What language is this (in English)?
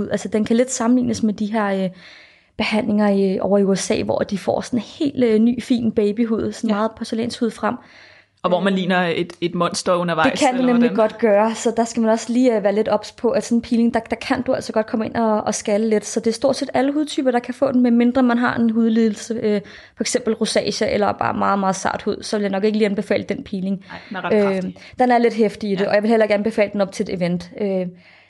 Danish